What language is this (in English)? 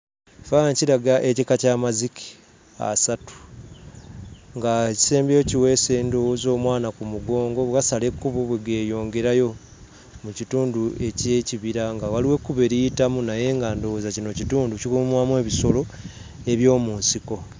Ganda